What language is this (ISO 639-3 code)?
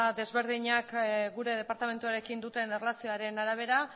eus